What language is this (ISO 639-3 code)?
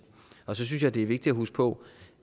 dan